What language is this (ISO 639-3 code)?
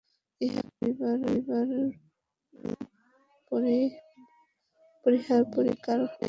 ben